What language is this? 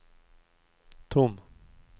Swedish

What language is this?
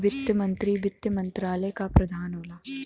Bhojpuri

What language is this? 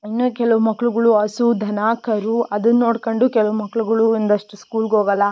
Kannada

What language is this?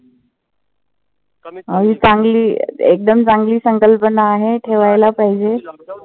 Marathi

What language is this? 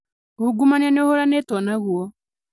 Kikuyu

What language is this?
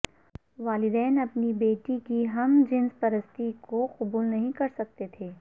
Urdu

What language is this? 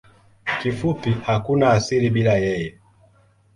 Swahili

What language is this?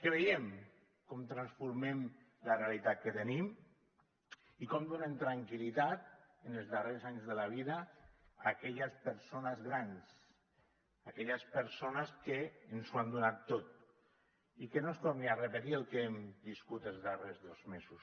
Catalan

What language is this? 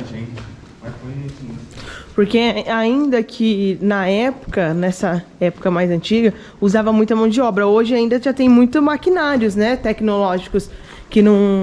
Portuguese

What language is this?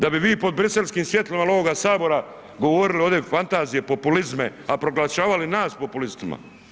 Croatian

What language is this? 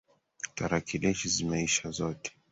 Swahili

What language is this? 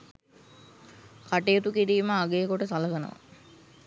Sinhala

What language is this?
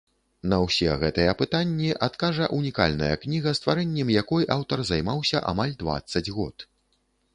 Belarusian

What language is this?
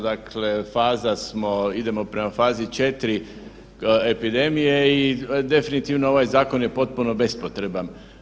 Croatian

